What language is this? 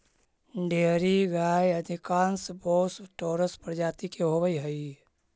Magahi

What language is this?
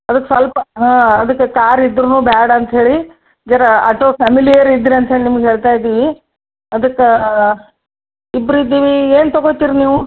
Kannada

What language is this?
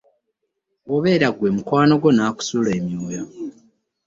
Ganda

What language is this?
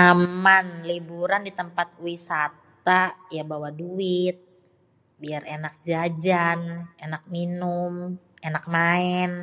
Betawi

